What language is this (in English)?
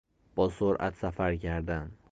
Persian